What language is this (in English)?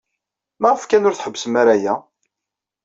Kabyle